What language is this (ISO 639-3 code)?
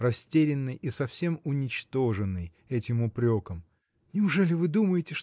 rus